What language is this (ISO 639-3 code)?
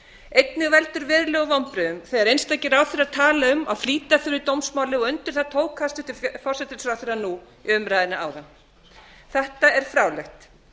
isl